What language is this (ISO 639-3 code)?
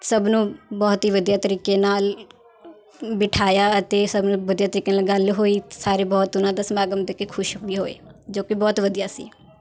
pan